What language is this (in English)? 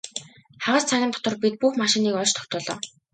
Mongolian